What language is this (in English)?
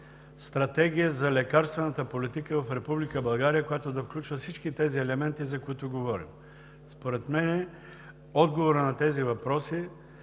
Bulgarian